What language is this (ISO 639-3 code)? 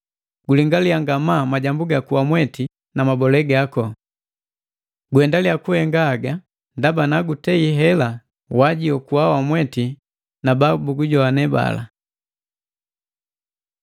mgv